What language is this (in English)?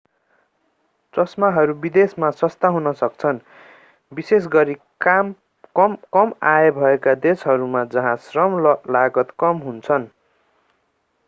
Nepali